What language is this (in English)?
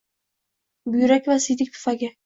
Uzbek